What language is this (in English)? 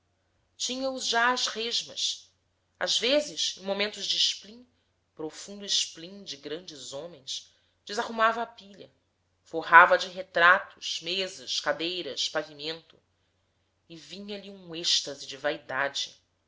Portuguese